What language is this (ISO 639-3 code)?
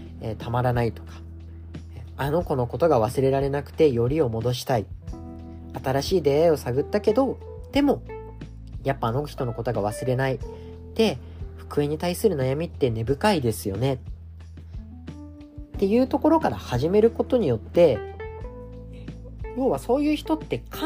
jpn